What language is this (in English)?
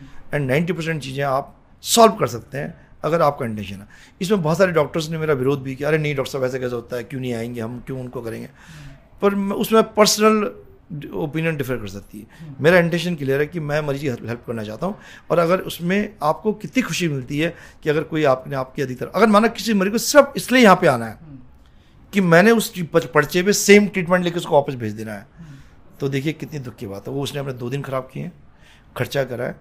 Hindi